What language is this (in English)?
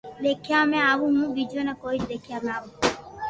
Loarki